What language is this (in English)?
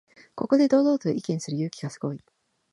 Japanese